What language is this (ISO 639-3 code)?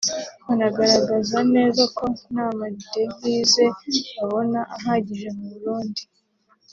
kin